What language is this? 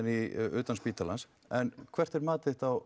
Icelandic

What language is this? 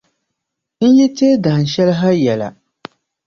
Dagbani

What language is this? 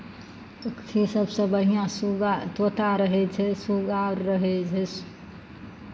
Maithili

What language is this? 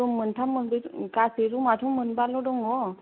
Bodo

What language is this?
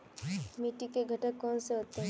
Hindi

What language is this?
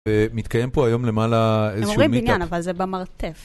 Hebrew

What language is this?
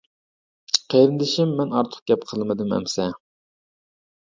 Uyghur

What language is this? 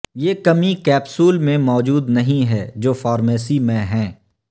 Urdu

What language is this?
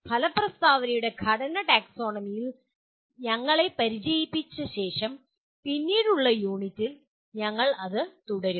Malayalam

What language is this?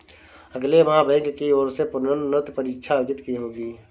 Hindi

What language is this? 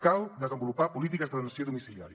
Catalan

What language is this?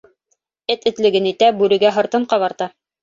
Bashkir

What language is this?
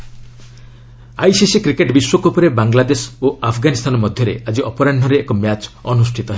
Odia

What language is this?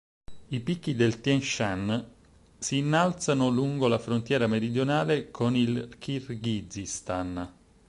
Italian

